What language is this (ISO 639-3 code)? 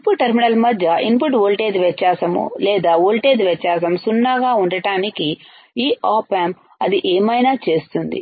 tel